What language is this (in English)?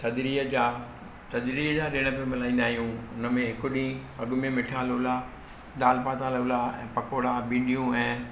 Sindhi